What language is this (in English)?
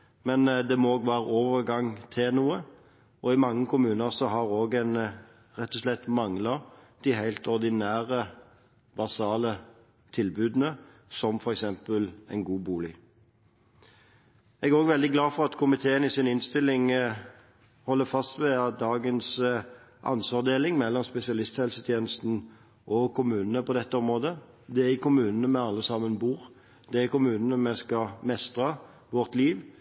Norwegian Bokmål